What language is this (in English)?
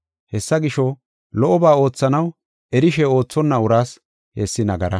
Gofa